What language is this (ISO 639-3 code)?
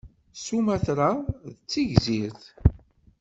kab